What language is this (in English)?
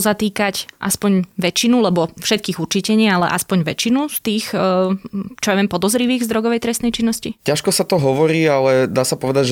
Slovak